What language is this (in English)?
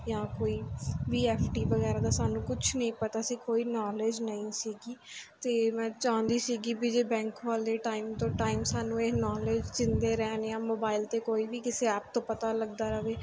Punjabi